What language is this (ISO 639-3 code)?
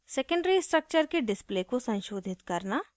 hin